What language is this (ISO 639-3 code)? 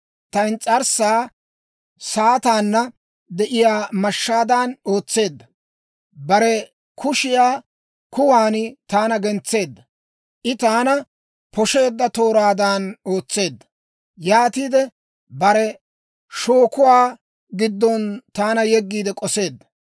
dwr